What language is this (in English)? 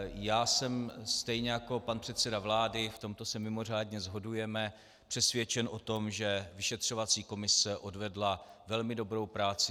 Czech